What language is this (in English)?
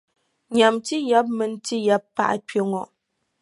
Dagbani